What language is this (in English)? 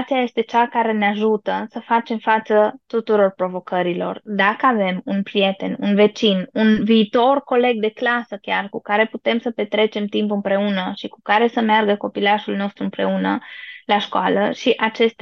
Romanian